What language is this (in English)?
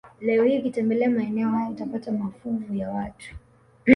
Swahili